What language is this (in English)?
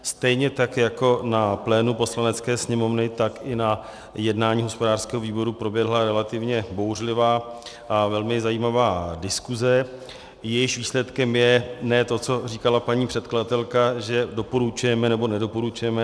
Czech